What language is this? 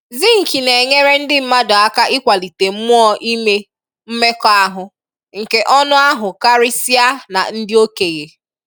Igbo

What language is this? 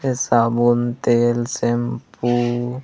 Chhattisgarhi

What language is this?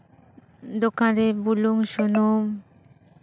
Santali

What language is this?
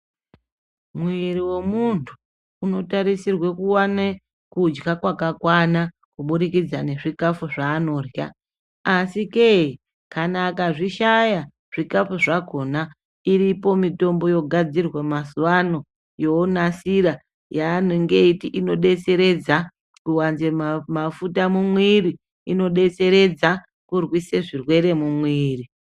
Ndau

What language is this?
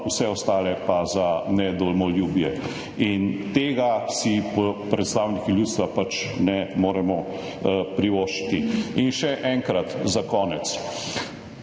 Slovenian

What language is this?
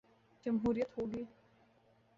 Urdu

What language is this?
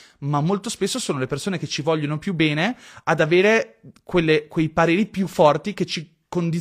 Italian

